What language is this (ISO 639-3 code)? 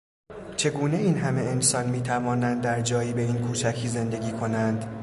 fas